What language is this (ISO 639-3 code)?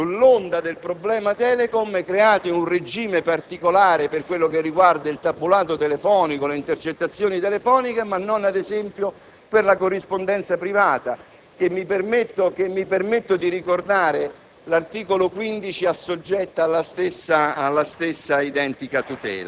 ita